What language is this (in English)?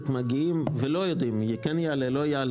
Hebrew